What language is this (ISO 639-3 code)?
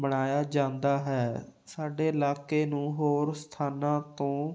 pan